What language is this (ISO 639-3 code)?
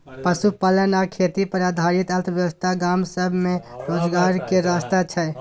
mai